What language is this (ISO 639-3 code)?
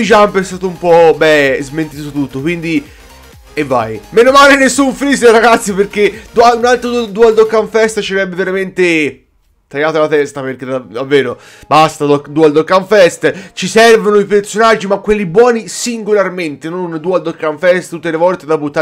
ita